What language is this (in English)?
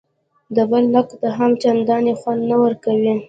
Pashto